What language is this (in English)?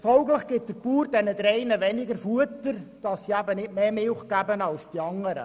Swiss German